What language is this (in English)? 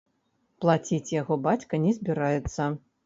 Belarusian